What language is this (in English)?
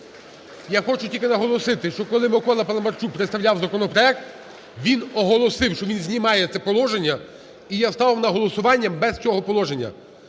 Ukrainian